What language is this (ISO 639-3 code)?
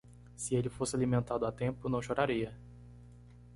por